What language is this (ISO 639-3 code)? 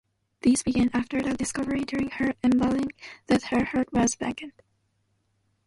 eng